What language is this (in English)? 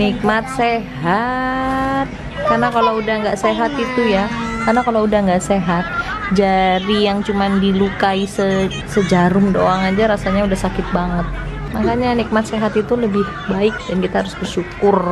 Indonesian